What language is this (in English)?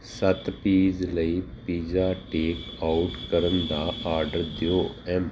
Punjabi